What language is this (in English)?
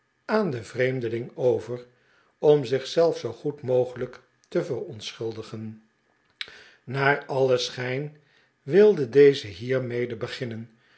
Dutch